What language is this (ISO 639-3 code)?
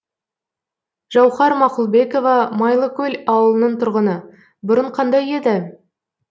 kaz